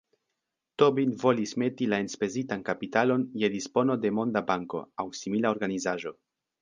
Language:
Esperanto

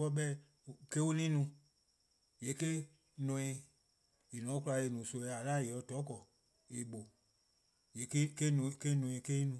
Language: Eastern Krahn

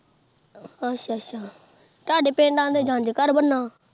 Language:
Punjabi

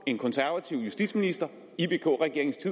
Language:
Danish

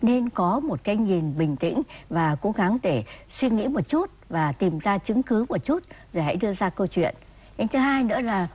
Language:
Vietnamese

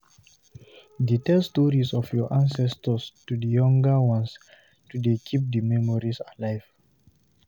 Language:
Nigerian Pidgin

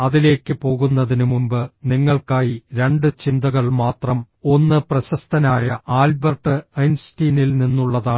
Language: Malayalam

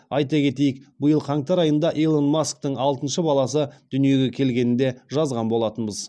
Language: Kazakh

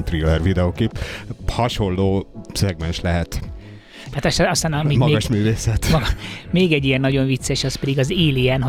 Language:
Hungarian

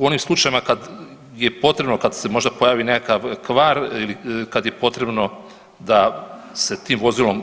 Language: Croatian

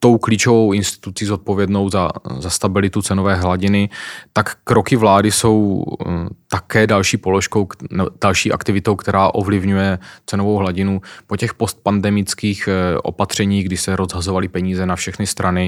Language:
Czech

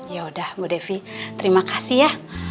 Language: Indonesian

